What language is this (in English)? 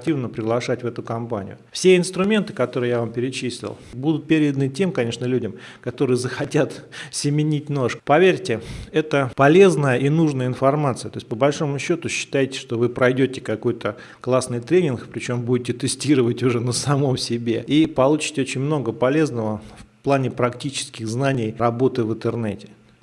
Russian